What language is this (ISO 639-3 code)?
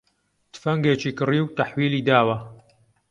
ckb